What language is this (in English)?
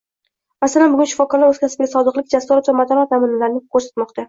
Uzbek